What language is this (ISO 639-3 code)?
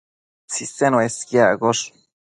mcf